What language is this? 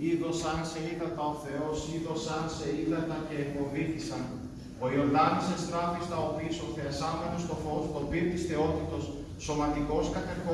Greek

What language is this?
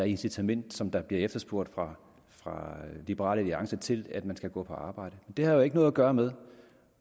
Danish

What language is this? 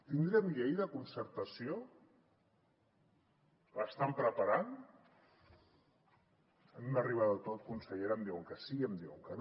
Catalan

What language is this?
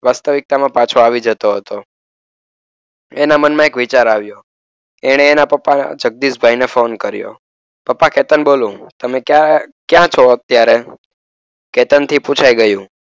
Gujarati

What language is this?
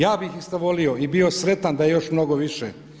Croatian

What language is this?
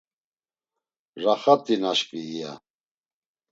Laz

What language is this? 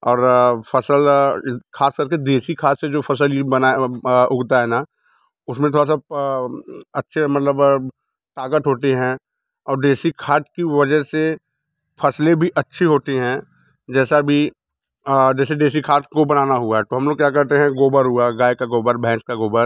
Hindi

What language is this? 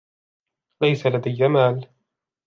Arabic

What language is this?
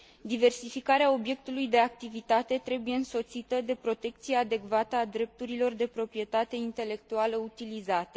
Romanian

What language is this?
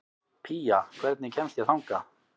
Icelandic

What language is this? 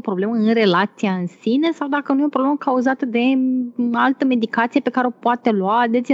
Romanian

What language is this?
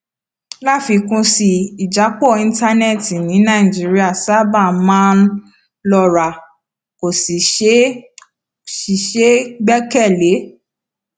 Yoruba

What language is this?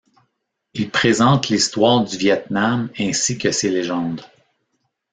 French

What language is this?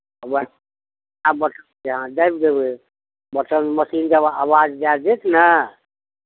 Maithili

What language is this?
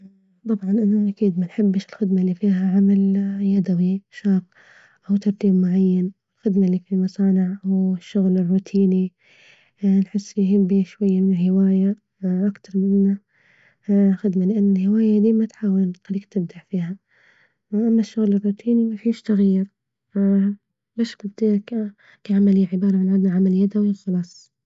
Libyan Arabic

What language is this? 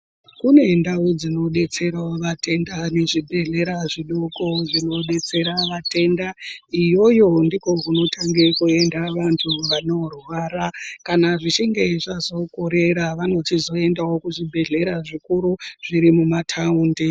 Ndau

